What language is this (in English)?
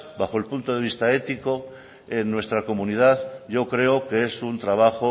Spanish